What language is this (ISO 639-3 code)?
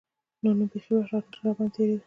pus